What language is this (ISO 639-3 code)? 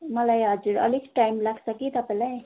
nep